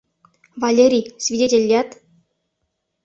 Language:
Mari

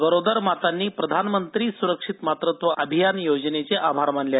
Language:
Marathi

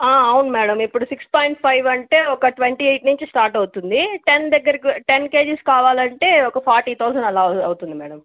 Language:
Telugu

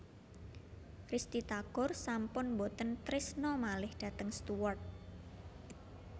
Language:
Javanese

